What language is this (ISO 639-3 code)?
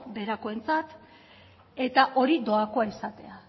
eus